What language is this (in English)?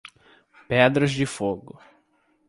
Portuguese